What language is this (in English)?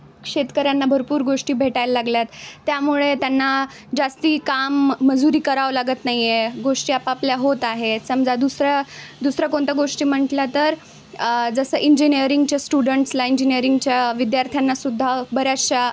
Marathi